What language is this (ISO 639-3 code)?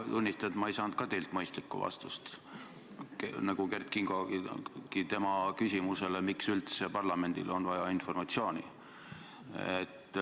est